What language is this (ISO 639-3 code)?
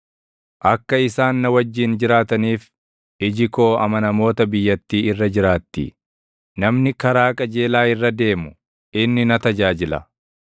orm